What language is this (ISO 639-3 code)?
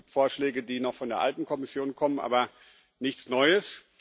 deu